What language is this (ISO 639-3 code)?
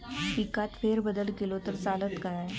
mar